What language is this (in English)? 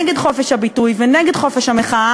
Hebrew